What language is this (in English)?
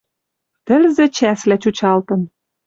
Western Mari